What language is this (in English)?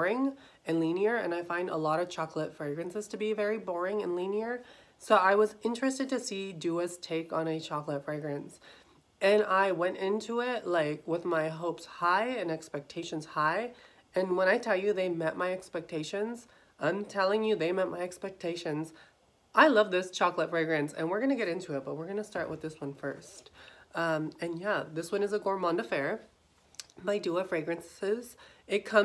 English